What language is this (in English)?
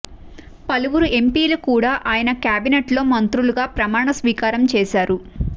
Telugu